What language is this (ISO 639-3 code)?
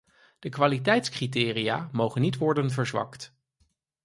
nld